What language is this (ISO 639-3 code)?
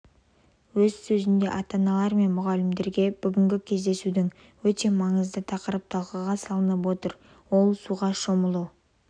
kaz